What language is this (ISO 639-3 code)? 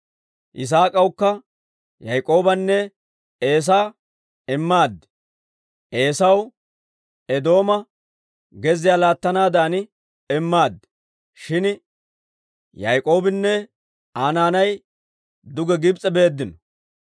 dwr